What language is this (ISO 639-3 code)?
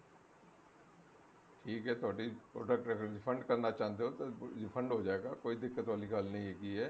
pan